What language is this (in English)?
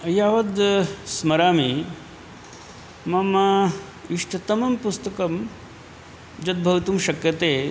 Sanskrit